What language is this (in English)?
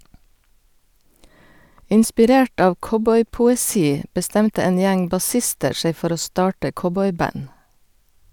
Norwegian